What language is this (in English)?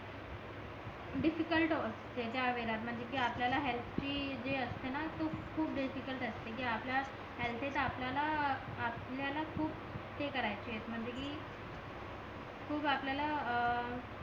Marathi